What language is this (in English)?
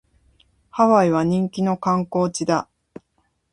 Japanese